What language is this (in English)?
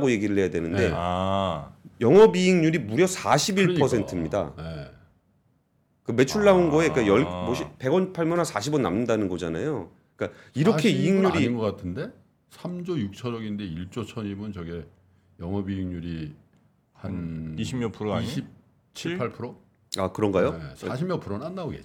Korean